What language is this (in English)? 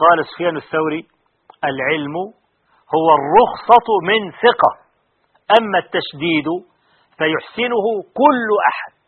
Arabic